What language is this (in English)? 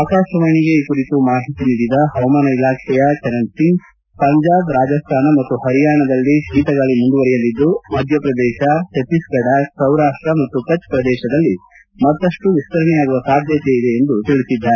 Kannada